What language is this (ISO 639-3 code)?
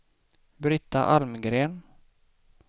swe